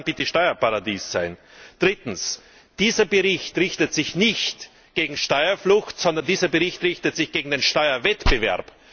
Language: German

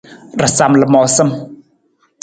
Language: Nawdm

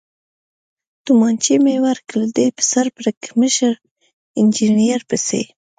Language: Pashto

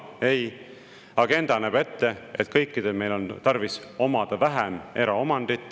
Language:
Estonian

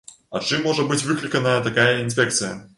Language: Belarusian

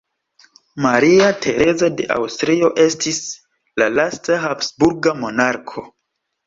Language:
Esperanto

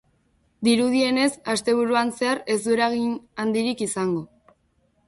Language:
Basque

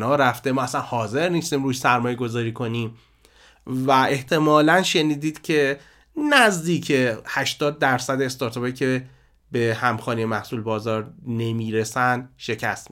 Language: Persian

